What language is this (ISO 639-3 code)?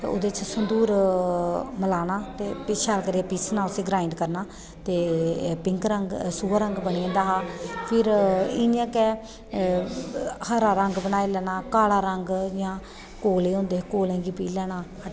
doi